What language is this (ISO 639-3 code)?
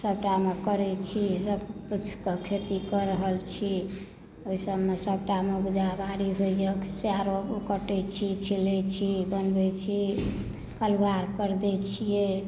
mai